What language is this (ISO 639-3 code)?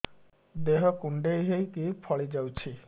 ori